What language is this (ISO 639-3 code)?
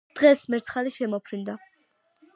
kat